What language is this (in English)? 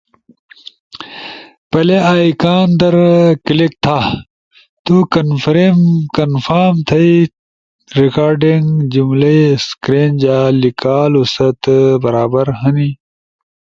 Ushojo